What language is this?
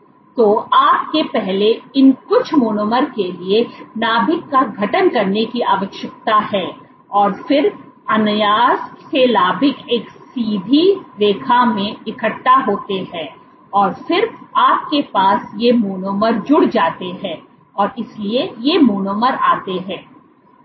Hindi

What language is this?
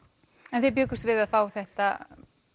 Icelandic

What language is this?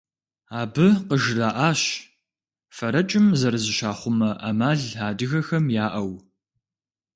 Kabardian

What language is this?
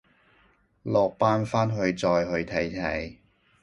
Cantonese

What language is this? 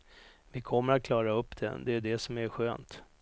Swedish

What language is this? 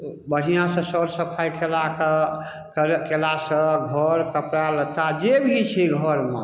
Maithili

